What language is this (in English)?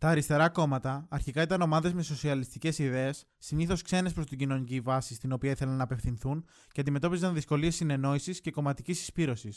Greek